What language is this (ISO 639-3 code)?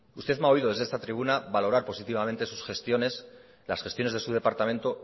spa